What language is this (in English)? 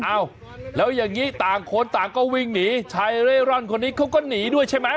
Thai